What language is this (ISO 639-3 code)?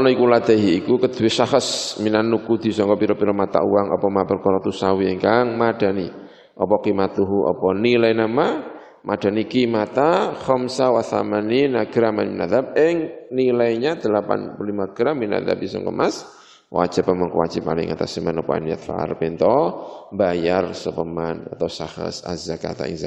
ind